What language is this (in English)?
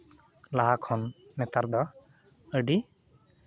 Santali